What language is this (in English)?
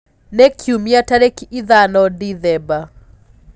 Kikuyu